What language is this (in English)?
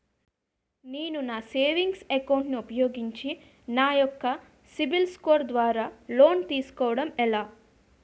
Telugu